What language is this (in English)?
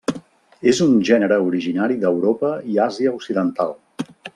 Catalan